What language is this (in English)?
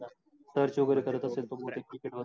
Marathi